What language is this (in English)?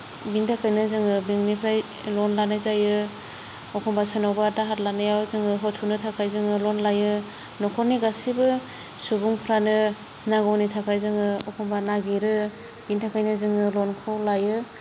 Bodo